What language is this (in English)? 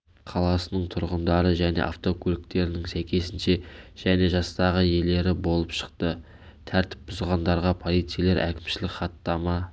Kazakh